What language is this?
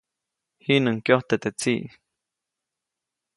Copainalá Zoque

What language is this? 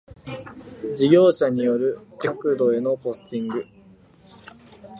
Japanese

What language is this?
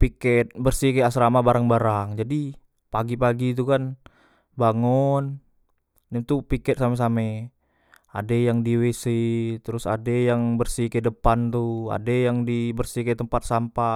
Musi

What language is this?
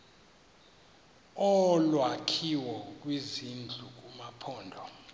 Xhosa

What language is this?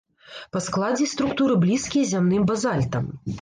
Belarusian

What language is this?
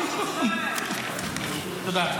Hebrew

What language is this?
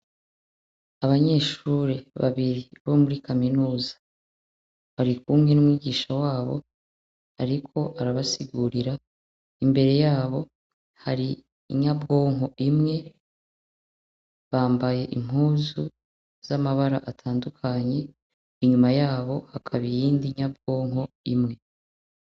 Rundi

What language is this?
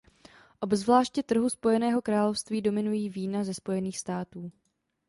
Czech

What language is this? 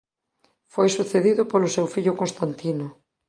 Galician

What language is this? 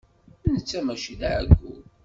Kabyle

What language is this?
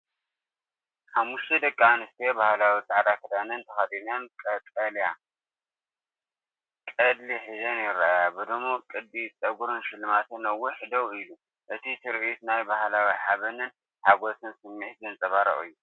Tigrinya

